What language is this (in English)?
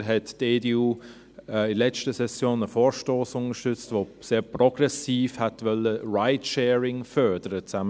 Swiss German